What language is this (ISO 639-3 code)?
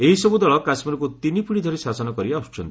ori